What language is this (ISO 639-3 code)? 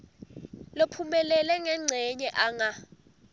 ssw